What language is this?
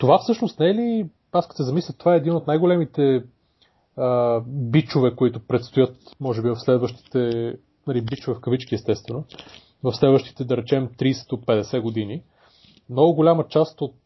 Bulgarian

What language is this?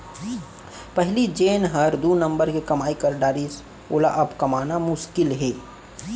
Chhattisgarhi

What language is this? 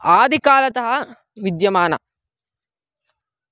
Sanskrit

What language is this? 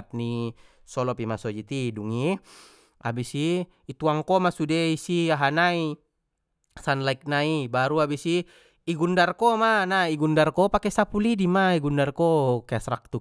Batak Mandailing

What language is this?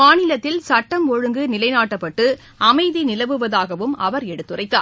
Tamil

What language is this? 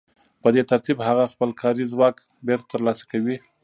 Pashto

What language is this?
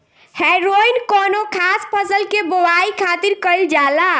Bhojpuri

